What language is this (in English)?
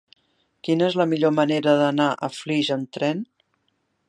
Catalan